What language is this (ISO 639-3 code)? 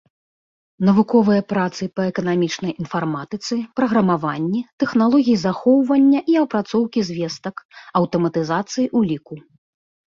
bel